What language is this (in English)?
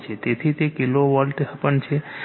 Gujarati